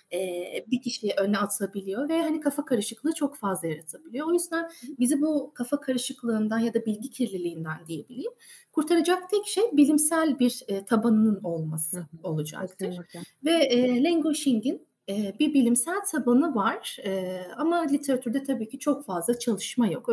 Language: Turkish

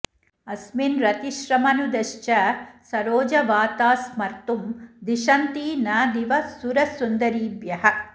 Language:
Sanskrit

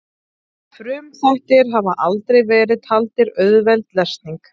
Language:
Icelandic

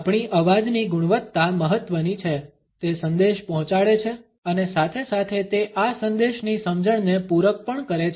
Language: Gujarati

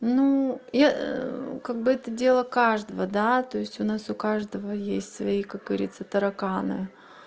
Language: Russian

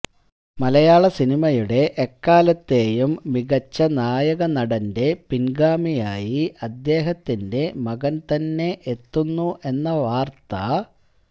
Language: Malayalam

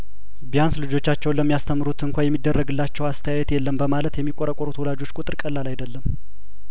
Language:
Amharic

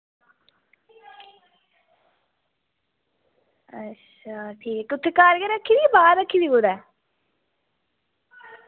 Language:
Dogri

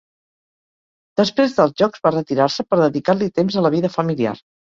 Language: Catalan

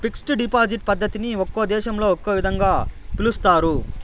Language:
Telugu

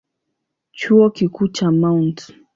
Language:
Swahili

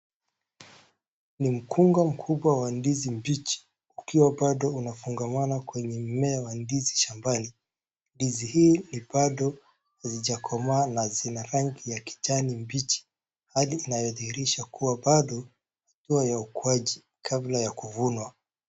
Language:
Swahili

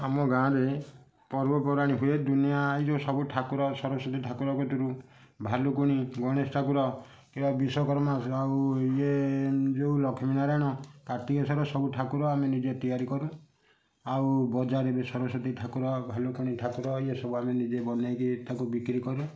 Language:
Odia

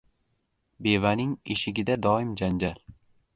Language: Uzbek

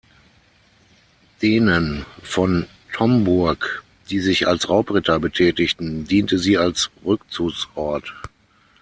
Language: German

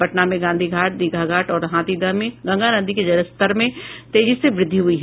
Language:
Hindi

